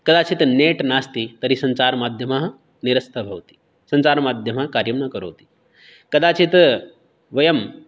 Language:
Sanskrit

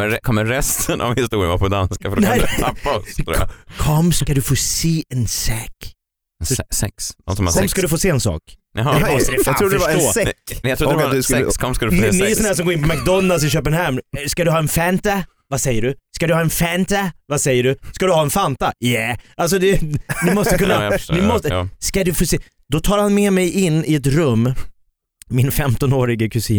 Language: Swedish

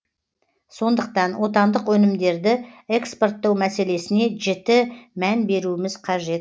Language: Kazakh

